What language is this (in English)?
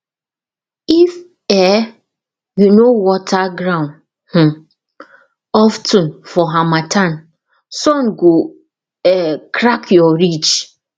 Nigerian Pidgin